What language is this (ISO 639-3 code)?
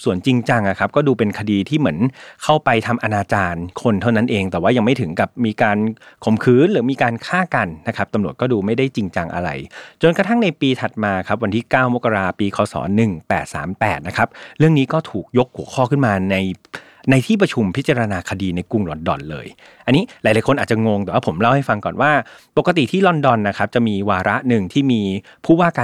tha